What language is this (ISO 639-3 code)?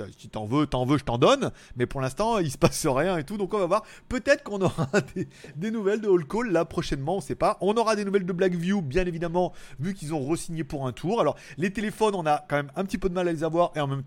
fra